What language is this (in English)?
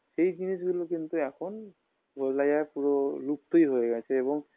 Bangla